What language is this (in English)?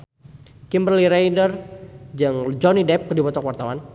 Sundanese